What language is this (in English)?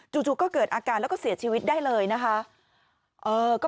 Thai